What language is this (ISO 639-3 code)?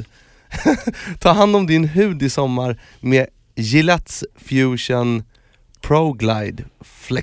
swe